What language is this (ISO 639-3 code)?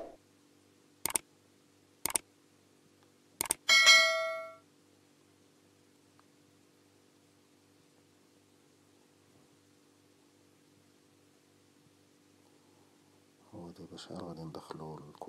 ara